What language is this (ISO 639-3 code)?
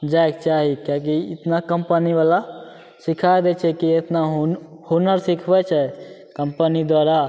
mai